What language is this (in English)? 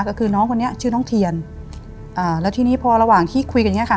Thai